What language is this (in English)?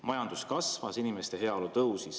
Estonian